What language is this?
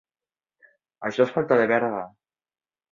Catalan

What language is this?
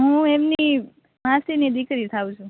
Gujarati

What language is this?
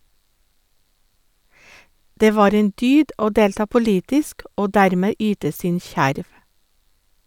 Norwegian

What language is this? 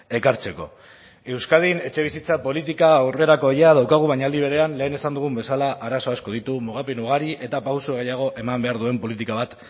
Basque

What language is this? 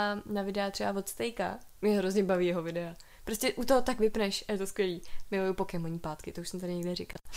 Czech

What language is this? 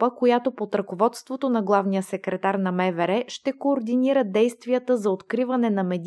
Bulgarian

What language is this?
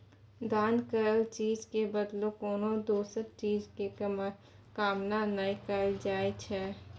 Maithili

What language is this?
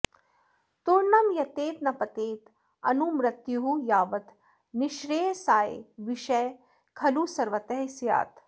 Sanskrit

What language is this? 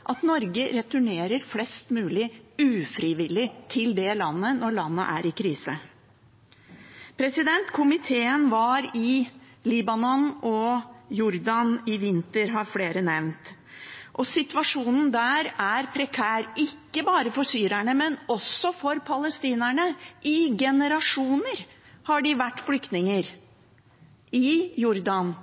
Norwegian Bokmål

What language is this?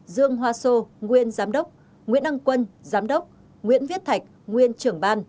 Vietnamese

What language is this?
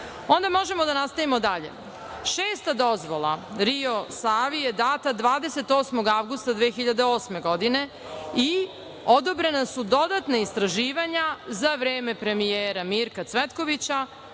Serbian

